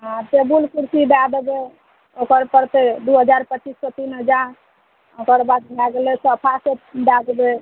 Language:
Maithili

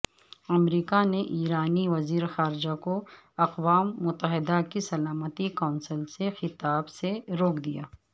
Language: Urdu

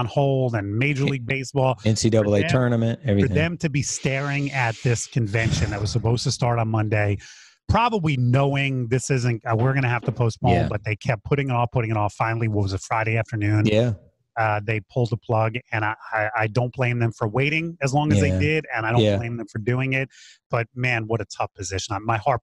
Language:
English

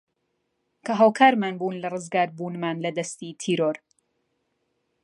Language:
Central Kurdish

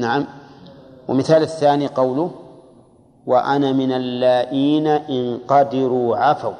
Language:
Arabic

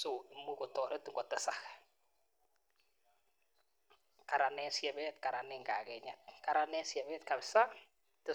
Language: Kalenjin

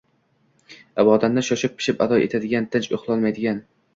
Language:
Uzbek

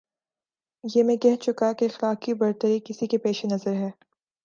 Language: Urdu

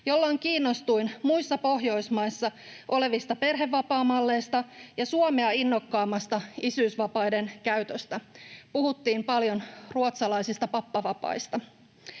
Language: Finnish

